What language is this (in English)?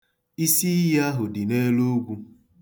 Igbo